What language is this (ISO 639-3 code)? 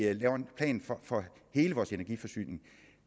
dan